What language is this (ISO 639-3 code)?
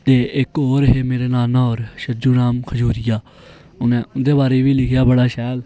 doi